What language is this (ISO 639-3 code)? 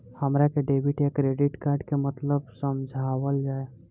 bho